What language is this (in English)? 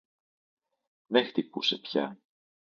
Greek